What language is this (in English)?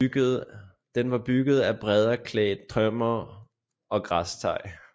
Danish